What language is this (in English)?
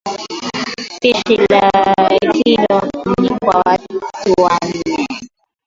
Swahili